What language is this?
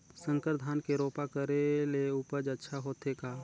Chhattisgarhi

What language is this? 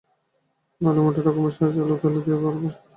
Bangla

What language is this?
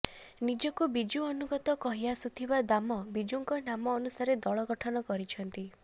Odia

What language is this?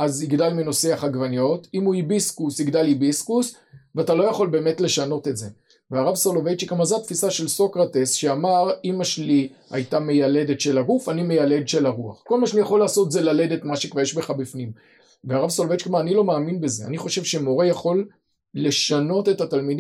Hebrew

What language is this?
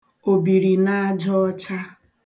Igbo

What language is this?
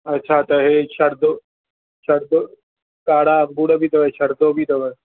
Sindhi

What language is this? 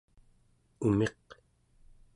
Central Yupik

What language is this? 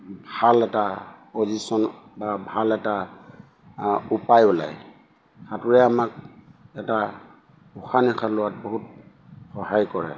Assamese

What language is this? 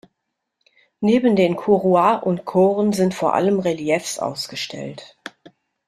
German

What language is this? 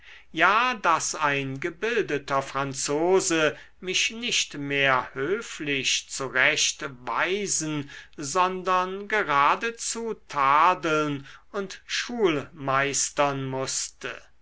German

